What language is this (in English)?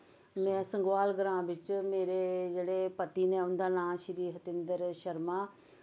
Dogri